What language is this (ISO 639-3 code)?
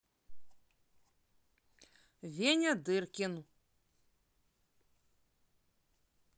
rus